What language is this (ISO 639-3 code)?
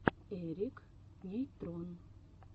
rus